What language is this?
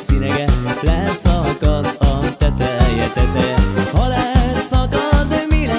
Arabic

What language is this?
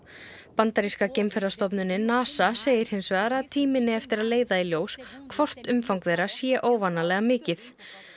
Icelandic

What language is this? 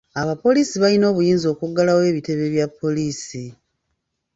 Ganda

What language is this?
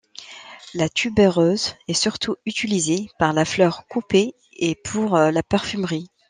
French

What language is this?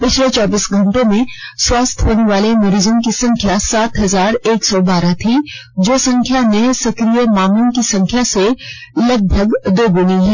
Hindi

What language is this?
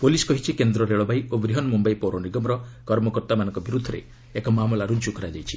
Odia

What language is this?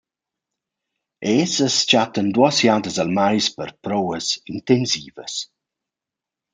Romansh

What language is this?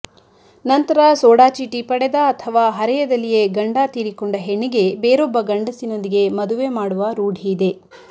Kannada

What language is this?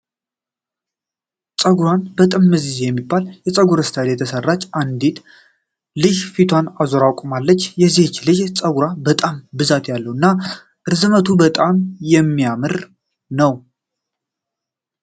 Amharic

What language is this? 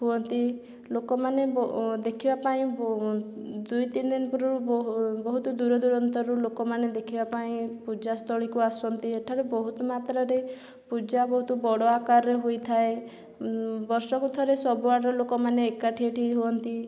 Odia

